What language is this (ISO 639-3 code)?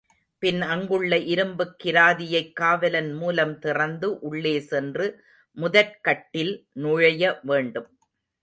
tam